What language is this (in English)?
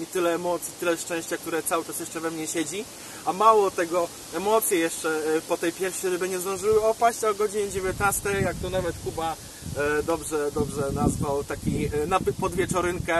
Polish